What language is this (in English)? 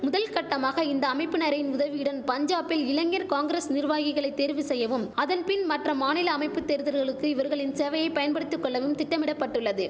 Tamil